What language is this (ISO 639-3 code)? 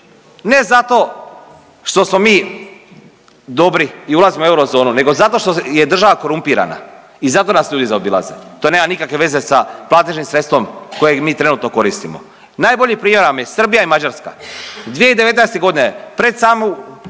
hrv